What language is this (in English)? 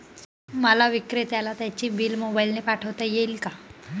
Marathi